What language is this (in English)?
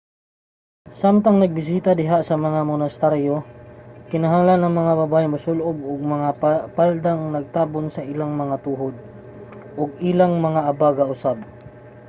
Cebuano